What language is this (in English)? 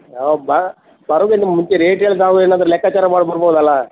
Kannada